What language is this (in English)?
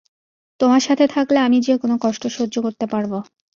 Bangla